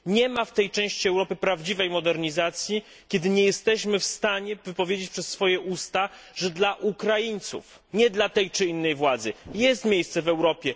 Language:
Polish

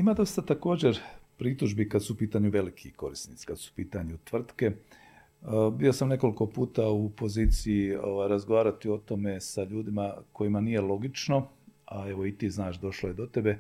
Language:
Croatian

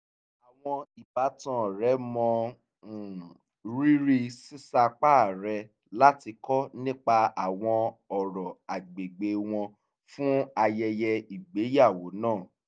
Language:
Yoruba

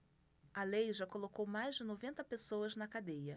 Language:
Portuguese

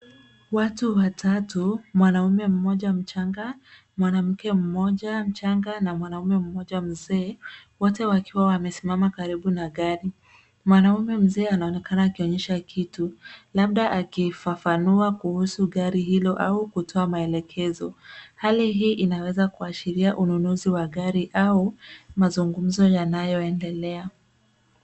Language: Swahili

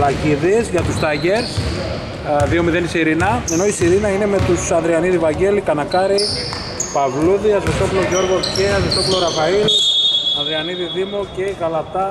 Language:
Greek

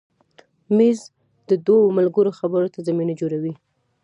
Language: Pashto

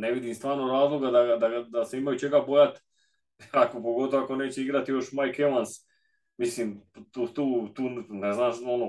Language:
Croatian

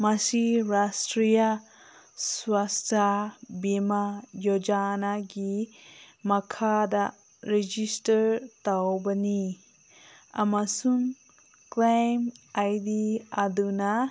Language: Manipuri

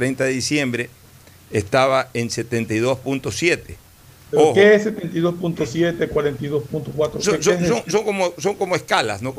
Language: Spanish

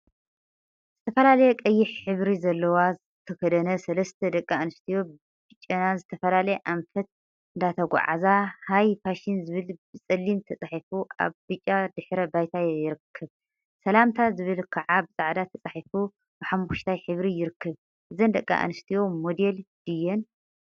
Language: Tigrinya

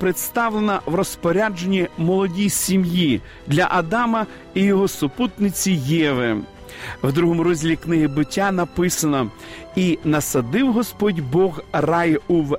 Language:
Ukrainian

